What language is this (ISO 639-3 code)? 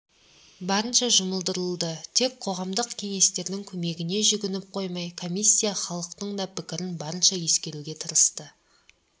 kaz